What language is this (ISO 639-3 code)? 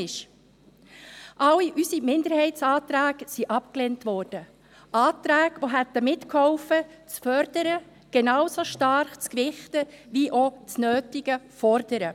gsw